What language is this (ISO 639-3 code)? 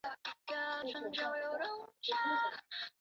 zho